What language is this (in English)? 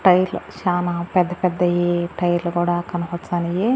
Telugu